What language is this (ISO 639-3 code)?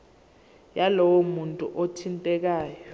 zul